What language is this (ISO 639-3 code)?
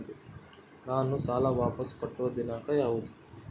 kan